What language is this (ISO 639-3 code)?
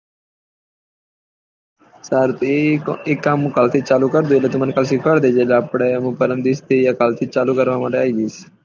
guj